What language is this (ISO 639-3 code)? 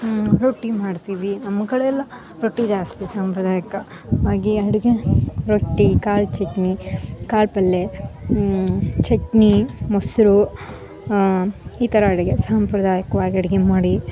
kan